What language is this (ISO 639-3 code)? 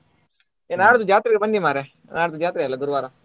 kan